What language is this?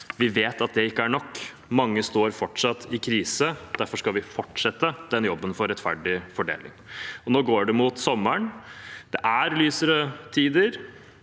Norwegian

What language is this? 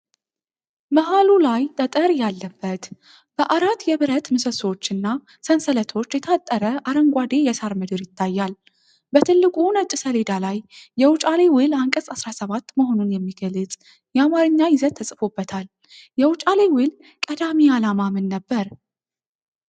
Amharic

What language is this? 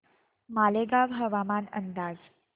Marathi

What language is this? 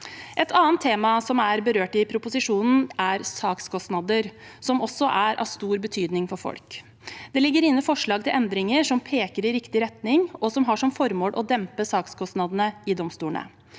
Norwegian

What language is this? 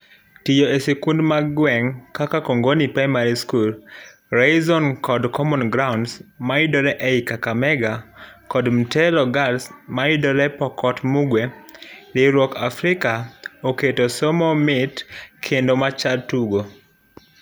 Luo (Kenya and Tanzania)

